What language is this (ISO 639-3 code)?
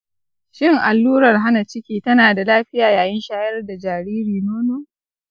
hau